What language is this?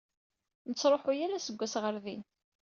Kabyle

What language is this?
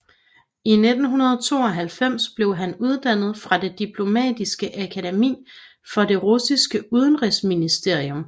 Danish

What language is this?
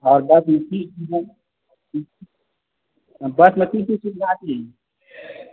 Maithili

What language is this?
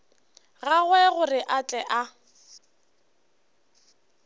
Northern Sotho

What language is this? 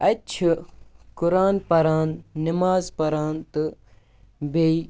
Kashmiri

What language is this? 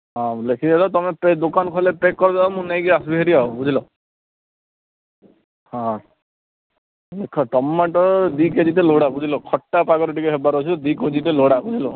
Odia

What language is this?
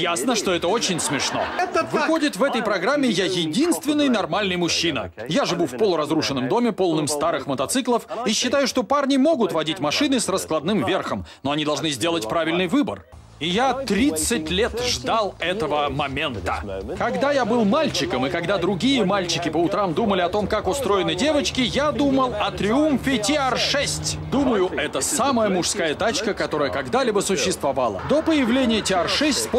Russian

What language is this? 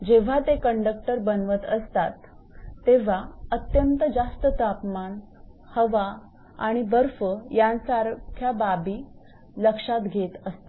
Marathi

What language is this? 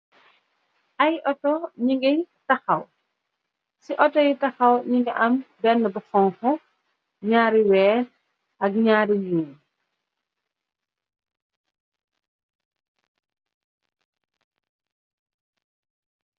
Wolof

